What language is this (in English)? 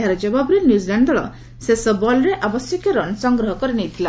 Odia